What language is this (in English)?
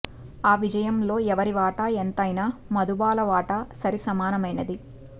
Telugu